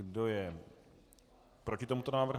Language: Czech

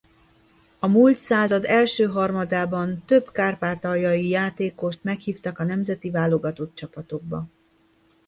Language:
Hungarian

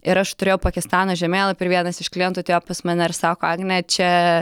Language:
Lithuanian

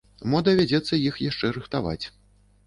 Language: Belarusian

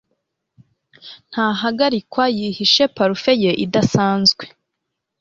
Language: Kinyarwanda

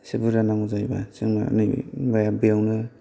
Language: Bodo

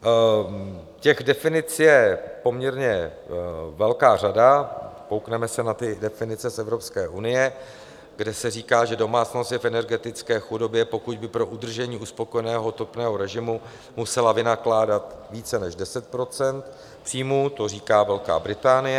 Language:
Czech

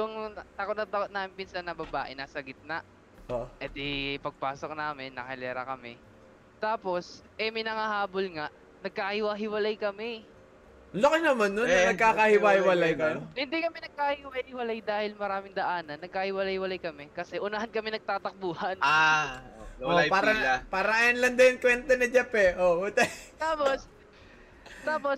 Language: Filipino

